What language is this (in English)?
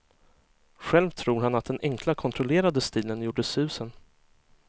Swedish